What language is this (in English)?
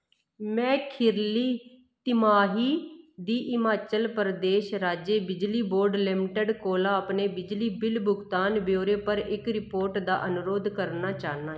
Dogri